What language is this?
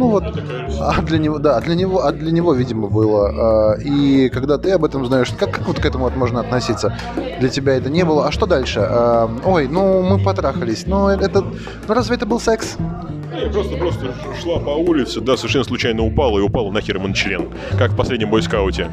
Russian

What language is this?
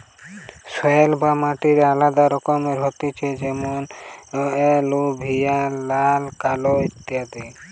Bangla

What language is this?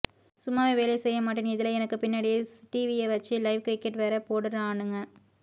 Tamil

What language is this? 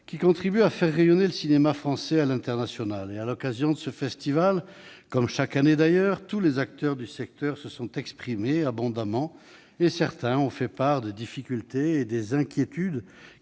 French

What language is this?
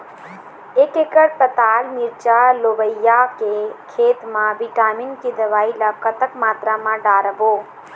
Chhattisgarhi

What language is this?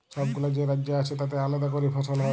Bangla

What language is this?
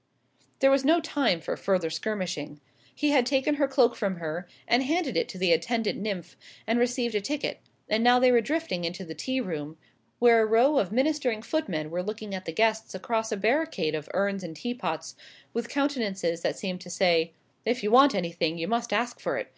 English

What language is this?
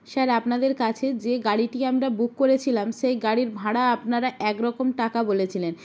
Bangla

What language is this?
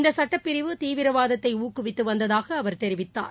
Tamil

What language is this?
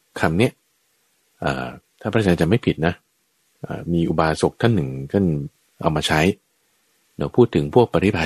Thai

